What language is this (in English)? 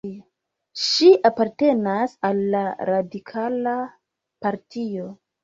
Esperanto